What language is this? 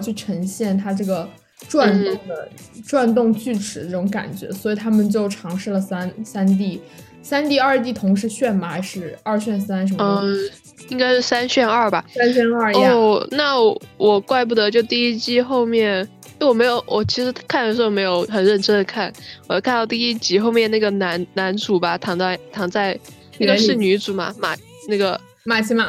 Chinese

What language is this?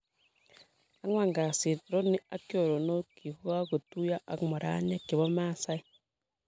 Kalenjin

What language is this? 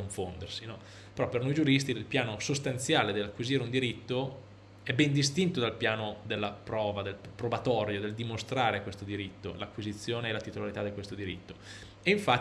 Italian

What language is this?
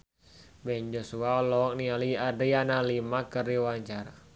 Sundanese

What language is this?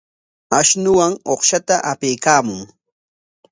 Corongo Ancash Quechua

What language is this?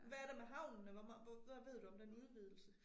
Danish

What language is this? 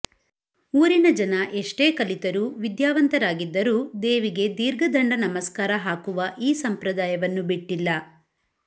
Kannada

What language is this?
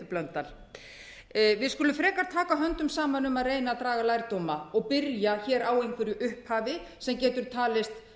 Icelandic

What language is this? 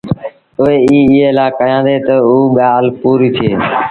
Sindhi Bhil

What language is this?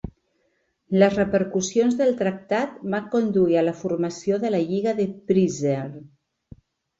Catalan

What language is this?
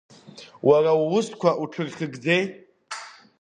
Abkhazian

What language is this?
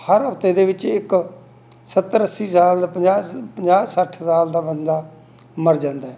Punjabi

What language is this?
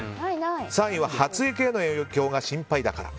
Japanese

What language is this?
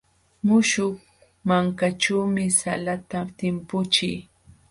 Jauja Wanca Quechua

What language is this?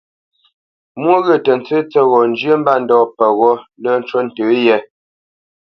Bamenyam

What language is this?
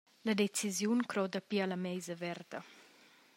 Romansh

